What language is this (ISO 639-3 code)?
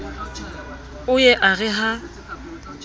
sot